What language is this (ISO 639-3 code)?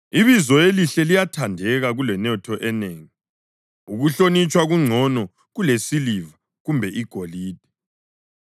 nde